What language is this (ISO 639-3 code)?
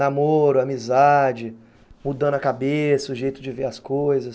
por